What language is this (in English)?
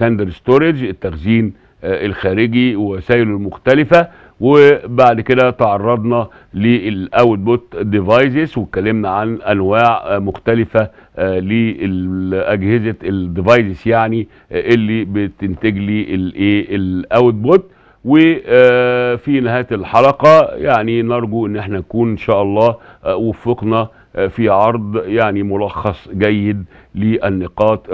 Arabic